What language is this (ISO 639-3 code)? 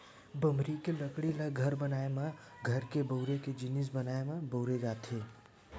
hne